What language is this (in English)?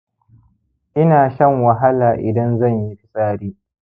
Hausa